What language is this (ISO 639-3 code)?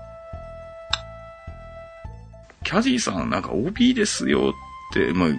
jpn